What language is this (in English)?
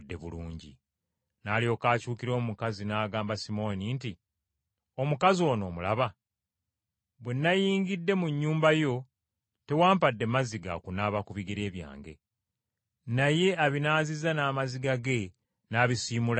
Ganda